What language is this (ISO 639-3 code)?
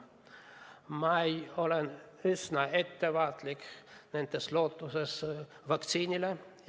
est